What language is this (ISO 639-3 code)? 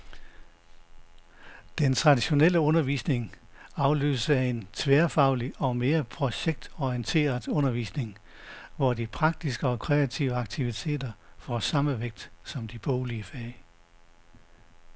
dan